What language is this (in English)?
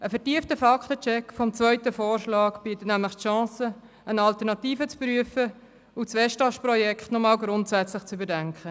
Swiss German